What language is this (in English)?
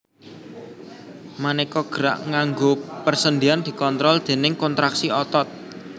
Javanese